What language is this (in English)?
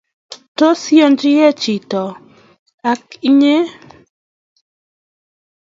Kalenjin